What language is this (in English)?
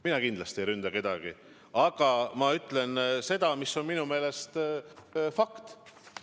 Estonian